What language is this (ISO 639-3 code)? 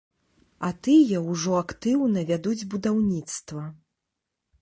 bel